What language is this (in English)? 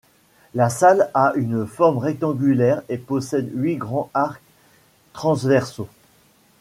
French